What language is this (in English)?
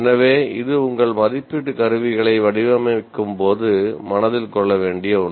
Tamil